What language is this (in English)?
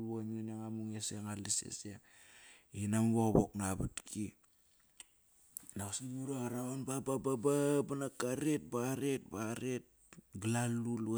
Kairak